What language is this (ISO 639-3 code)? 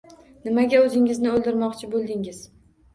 uzb